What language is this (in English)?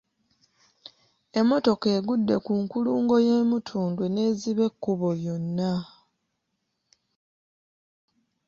Ganda